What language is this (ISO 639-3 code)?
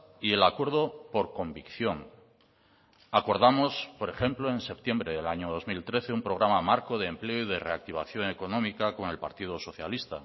spa